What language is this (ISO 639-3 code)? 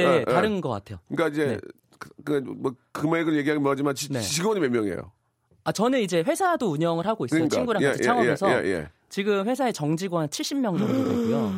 kor